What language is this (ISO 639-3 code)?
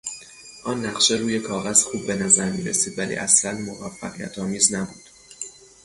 fas